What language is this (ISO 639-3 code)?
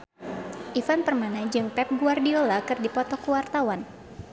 sun